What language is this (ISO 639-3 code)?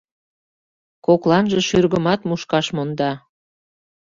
chm